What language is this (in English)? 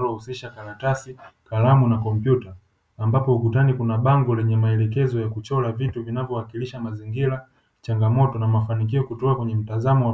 Swahili